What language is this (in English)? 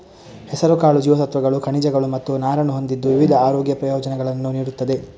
Kannada